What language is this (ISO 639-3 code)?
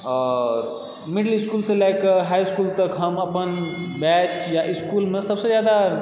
mai